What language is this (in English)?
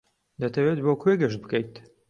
Central Kurdish